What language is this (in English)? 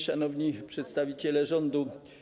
Polish